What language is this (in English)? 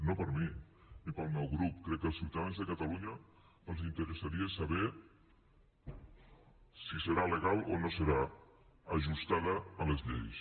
Catalan